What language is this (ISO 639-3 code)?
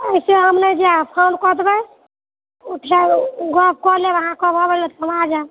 mai